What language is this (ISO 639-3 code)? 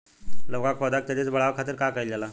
bho